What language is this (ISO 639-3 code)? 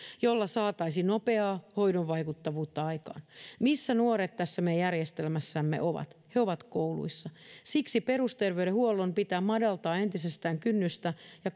fin